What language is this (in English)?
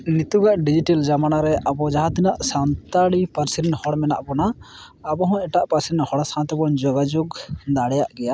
Santali